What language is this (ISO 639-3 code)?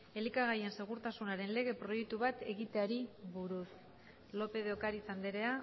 eus